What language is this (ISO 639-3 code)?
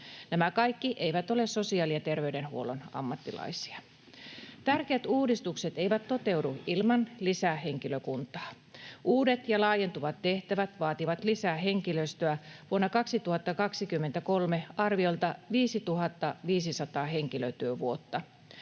fin